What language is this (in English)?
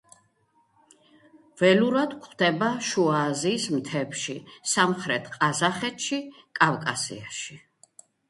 Georgian